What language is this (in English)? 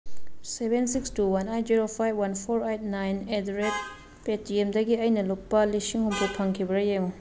Manipuri